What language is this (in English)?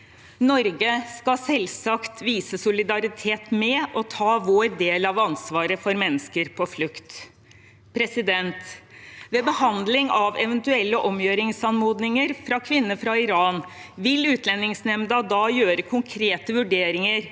Norwegian